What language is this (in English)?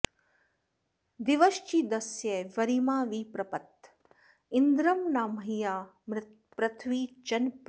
Sanskrit